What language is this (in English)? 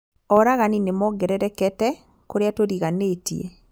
Kikuyu